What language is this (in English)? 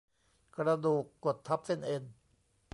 Thai